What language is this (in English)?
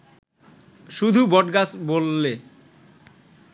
Bangla